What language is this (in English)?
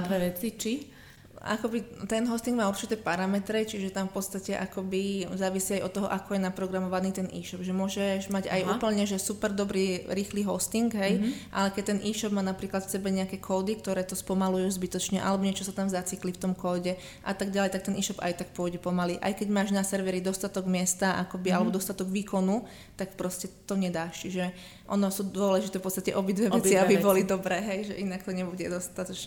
Slovak